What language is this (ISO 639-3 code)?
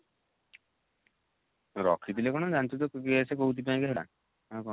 ori